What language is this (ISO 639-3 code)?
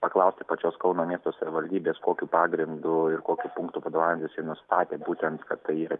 lit